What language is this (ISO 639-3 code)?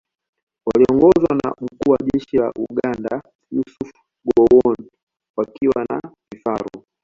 swa